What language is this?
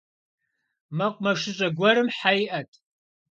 Kabardian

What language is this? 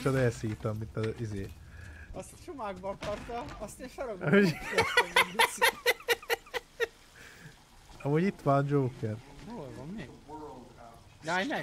Hungarian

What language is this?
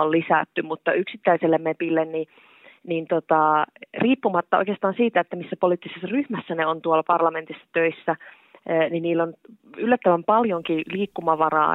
Finnish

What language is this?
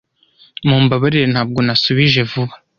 Kinyarwanda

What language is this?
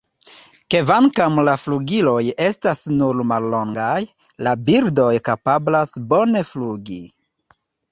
Esperanto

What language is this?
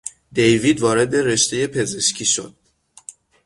Persian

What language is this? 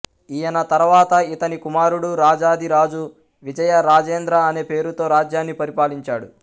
Telugu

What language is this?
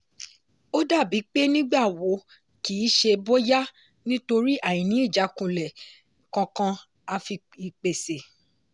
Yoruba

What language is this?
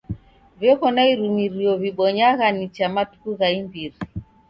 Taita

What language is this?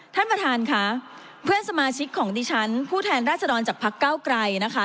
Thai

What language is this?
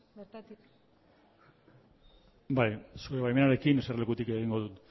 Basque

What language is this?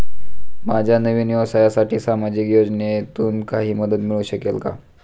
Marathi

